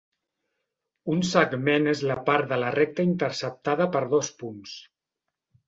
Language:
Catalan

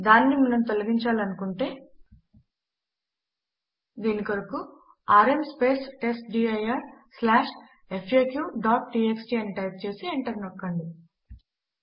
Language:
Telugu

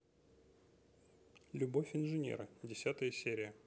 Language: Russian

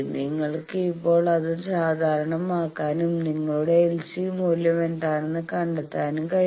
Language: Malayalam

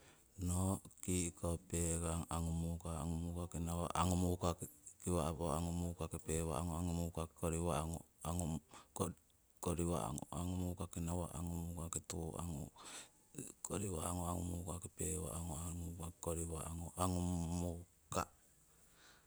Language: Siwai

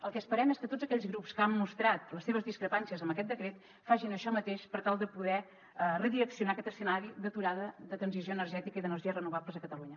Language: Catalan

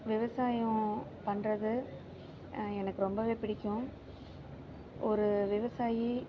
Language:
Tamil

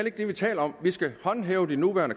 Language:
Danish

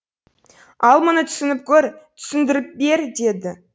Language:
Kazakh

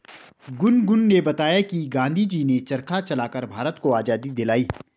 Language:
Hindi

